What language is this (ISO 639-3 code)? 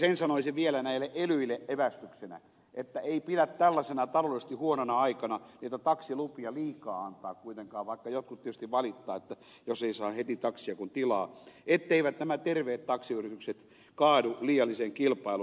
fin